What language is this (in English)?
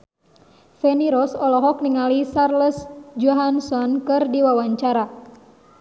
Sundanese